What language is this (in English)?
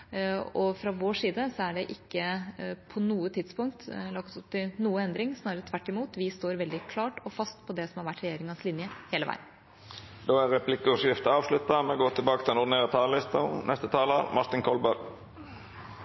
Norwegian